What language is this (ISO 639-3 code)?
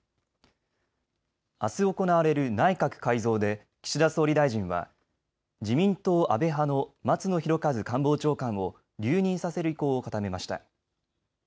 jpn